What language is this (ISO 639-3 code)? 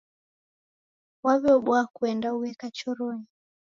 dav